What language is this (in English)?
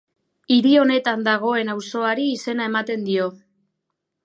Basque